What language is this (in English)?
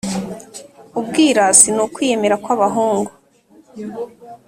Kinyarwanda